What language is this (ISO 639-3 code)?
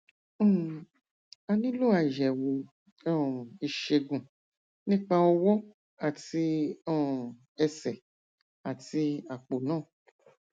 yor